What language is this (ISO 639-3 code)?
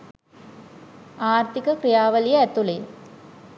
sin